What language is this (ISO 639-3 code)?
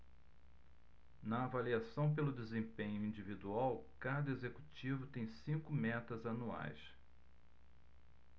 por